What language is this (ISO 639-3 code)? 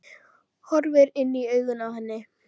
isl